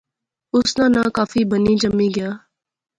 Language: Pahari-Potwari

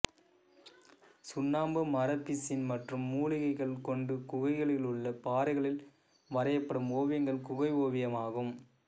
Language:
Tamil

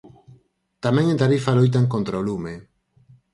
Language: Galician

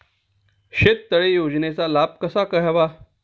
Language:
Marathi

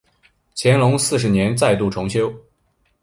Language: Chinese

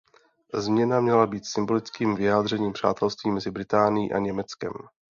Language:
Czech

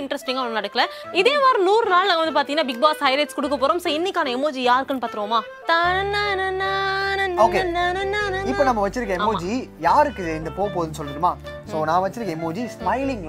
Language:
Tamil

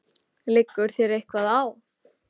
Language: Icelandic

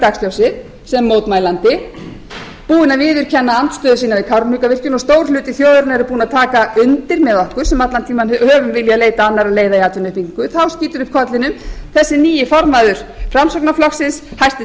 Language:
Icelandic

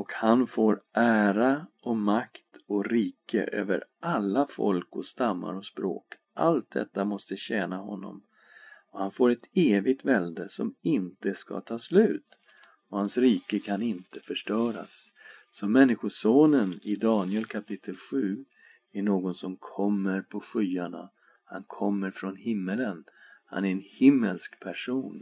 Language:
Swedish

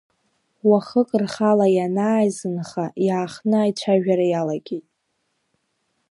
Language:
Abkhazian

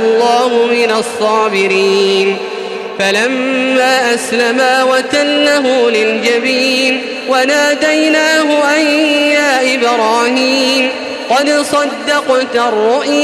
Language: Arabic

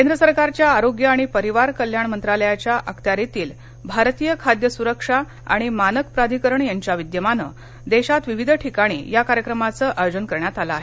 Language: Marathi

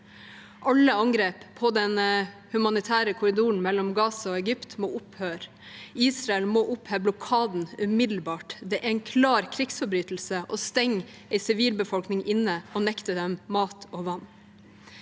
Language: Norwegian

